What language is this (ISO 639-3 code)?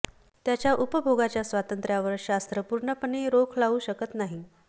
mar